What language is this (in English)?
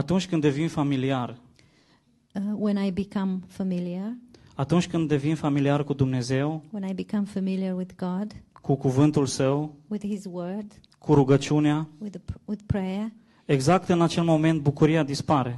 Romanian